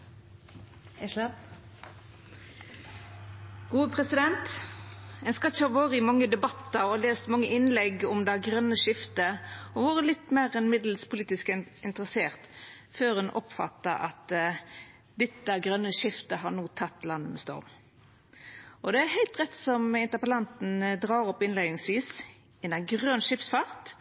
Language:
Norwegian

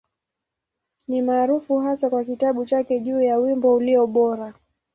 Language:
Swahili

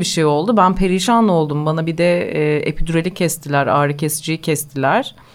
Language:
Turkish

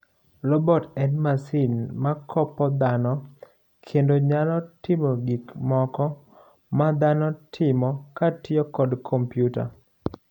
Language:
Luo (Kenya and Tanzania)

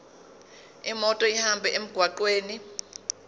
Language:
Zulu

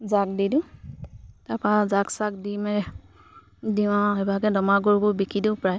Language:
Assamese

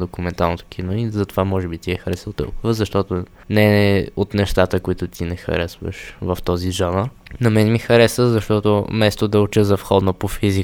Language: Bulgarian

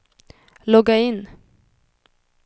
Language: Swedish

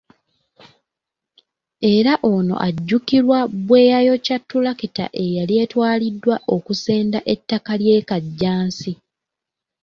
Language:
Ganda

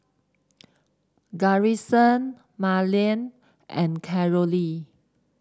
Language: English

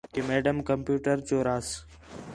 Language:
Khetrani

